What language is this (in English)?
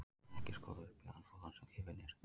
Icelandic